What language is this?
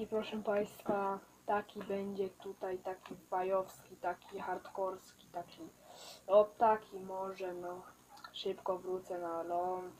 Polish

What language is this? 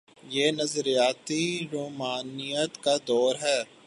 Urdu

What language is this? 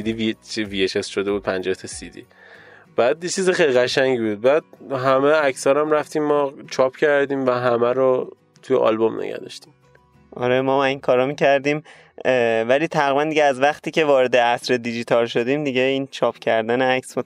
Persian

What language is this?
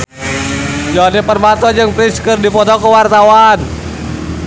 Sundanese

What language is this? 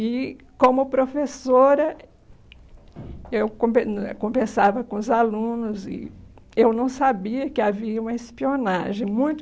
Portuguese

